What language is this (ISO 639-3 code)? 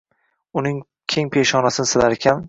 uzb